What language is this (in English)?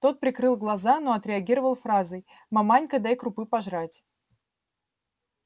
Russian